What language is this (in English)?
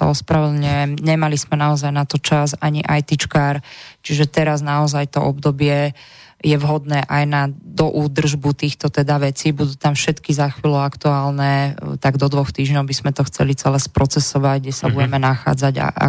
Slovak